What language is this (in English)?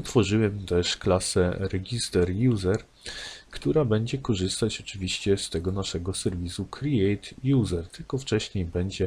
Polish